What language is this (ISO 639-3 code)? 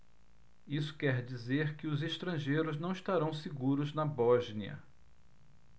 por